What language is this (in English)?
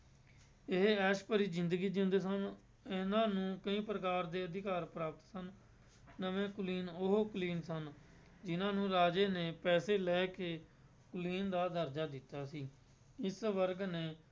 Punjabi